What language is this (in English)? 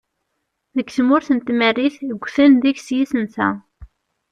Kabyle